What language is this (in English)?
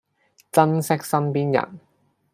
Cantonese